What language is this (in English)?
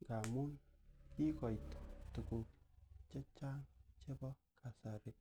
Kalenjin